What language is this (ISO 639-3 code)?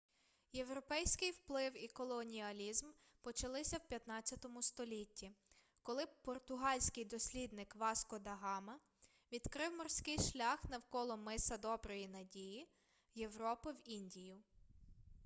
ukr